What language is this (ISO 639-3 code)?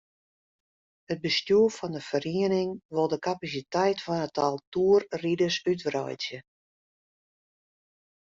fry